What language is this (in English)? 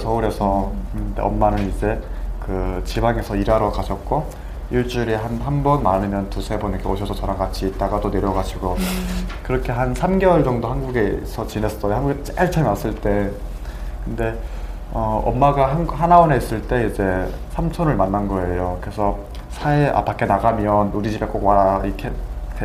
Korean